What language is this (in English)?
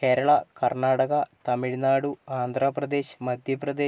Malayalam